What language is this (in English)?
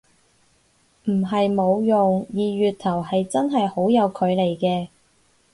Cantonese